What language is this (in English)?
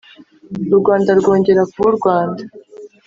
Kinyarwanda